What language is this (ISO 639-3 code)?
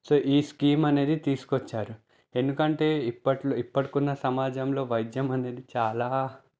tel